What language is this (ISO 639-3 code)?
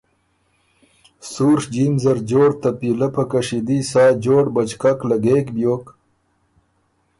oru